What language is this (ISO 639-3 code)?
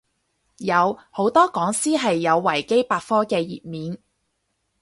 yue